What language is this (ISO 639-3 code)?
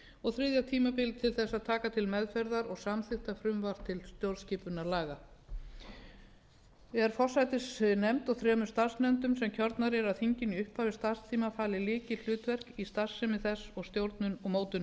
isl